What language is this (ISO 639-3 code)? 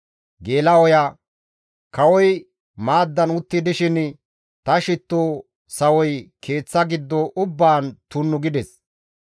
gmv